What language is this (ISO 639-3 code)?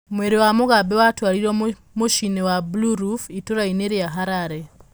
kik